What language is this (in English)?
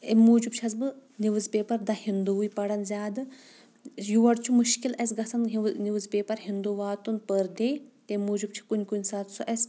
Kashmiri